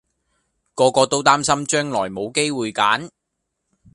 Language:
Cantonese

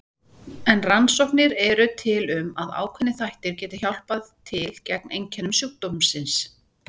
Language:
Icelandic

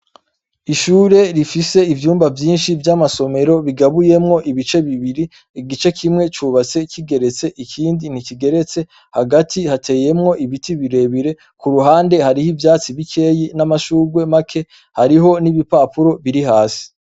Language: Rundi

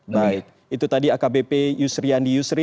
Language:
Indonesian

